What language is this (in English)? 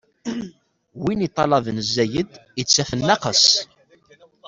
Kabyle